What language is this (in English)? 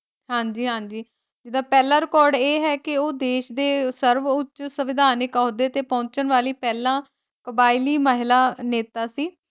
Punjabi